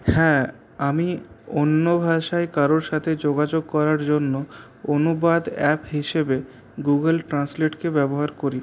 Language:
Bangla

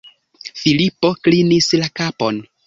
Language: Esperanto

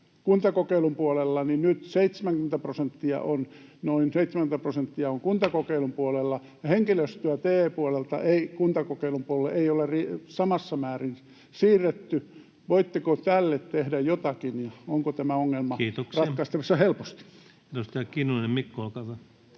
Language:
Finnish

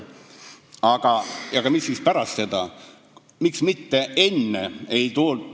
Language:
Estonian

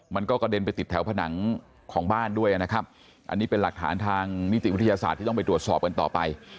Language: Thai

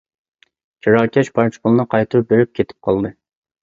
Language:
Uyghur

